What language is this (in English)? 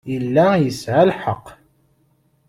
Kabyle